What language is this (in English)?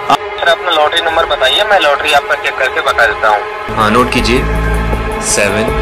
Hindi